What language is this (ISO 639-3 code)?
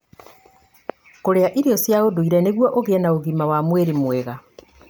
kik